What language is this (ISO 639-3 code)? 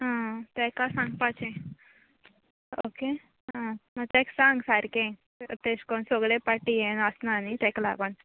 kok